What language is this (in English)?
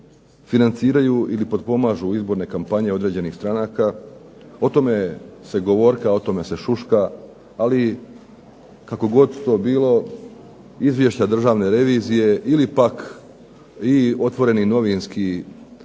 Croatian